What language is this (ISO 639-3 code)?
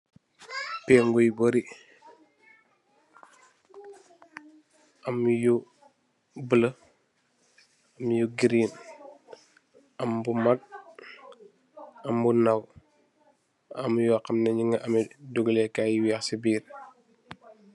wol